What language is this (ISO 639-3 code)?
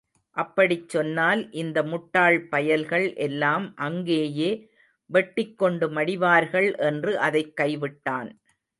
tam